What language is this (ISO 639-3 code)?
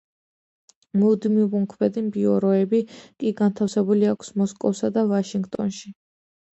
kat